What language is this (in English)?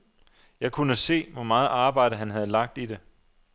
Danish